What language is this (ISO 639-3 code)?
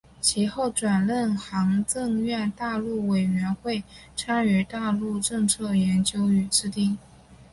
zho